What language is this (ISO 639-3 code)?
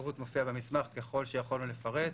heb